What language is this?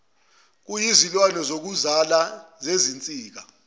Zulu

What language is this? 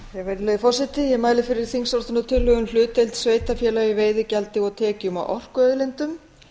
Icelandic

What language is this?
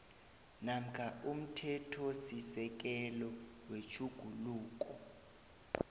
South Ndebele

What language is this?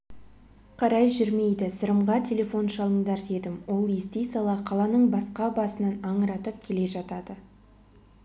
Kazakh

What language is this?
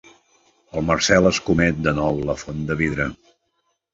Catalan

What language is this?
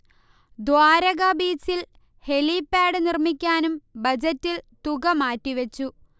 Malayalam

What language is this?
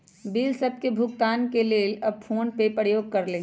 Magahi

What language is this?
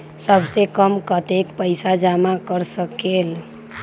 Magahi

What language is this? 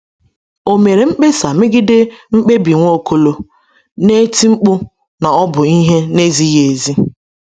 Igbo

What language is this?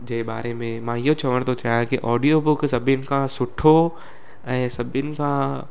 Sindhi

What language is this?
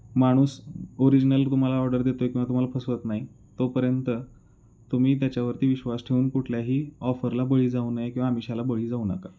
Marathi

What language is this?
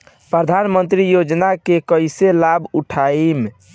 Bhojpuri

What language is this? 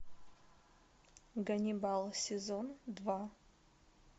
Russian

